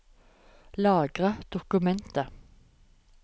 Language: Norwegian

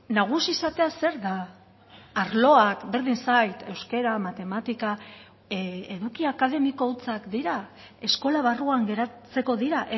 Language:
Basque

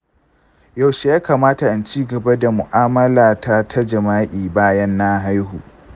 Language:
Hausa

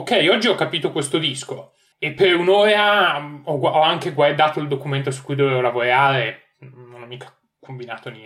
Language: Italian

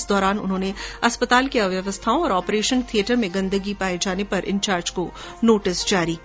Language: Hindi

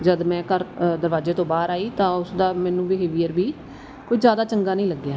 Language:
Punjabi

